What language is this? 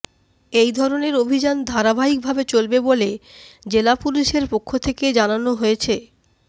Bangla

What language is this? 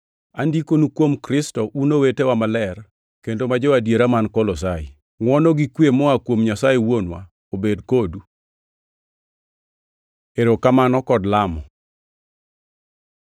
Luo (Kenya and Tanzania)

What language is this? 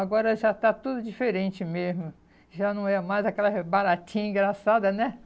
Portuguese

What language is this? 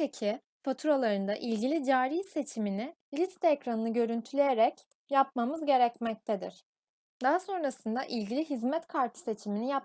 Turkish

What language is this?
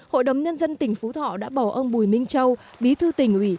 Vietnamese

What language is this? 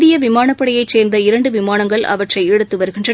Tamil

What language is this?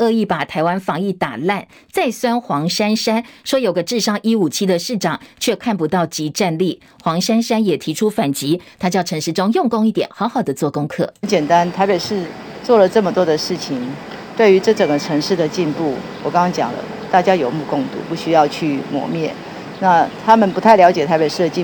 Chinese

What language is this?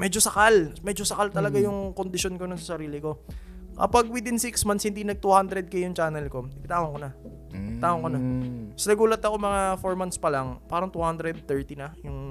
Filipino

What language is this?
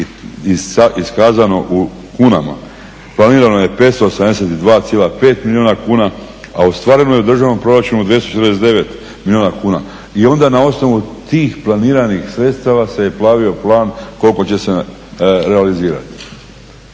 Croatian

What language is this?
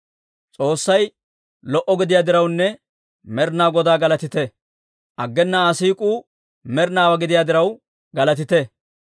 Dawro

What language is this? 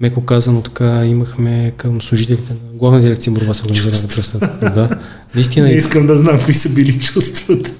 Bulgarian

